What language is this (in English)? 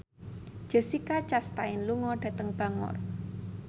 Javanese